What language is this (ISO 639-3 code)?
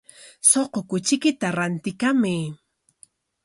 qwa